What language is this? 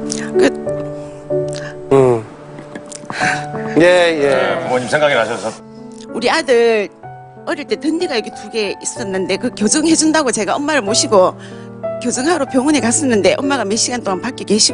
Korean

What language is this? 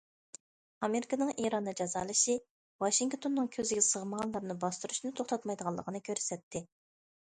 Uyghur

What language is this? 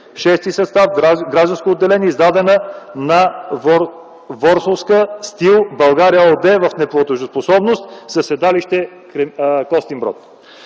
Bulgarian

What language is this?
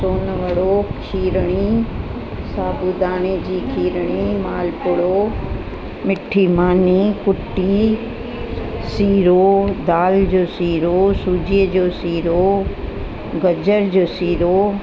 Sindhi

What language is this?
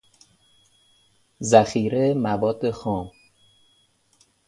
Persian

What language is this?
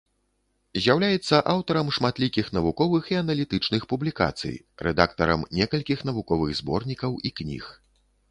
Belarusian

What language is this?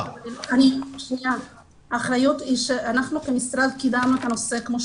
Hebrew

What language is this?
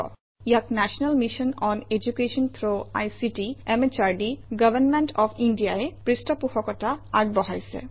Assamese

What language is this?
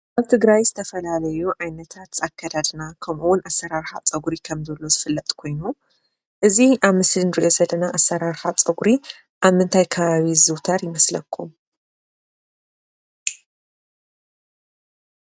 Tigrinya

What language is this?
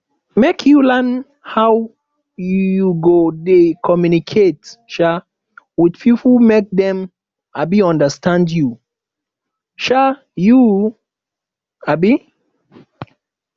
Nigerian Pidgin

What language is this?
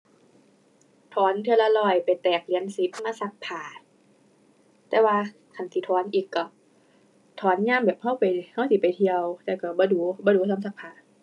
Thai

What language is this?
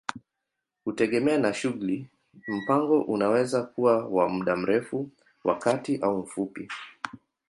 Swahili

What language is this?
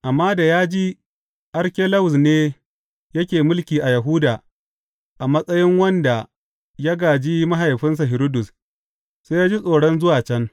Hausa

